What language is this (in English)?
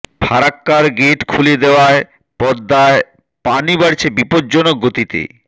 Bangla